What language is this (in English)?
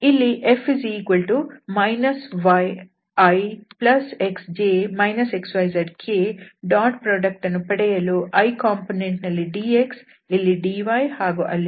Kannada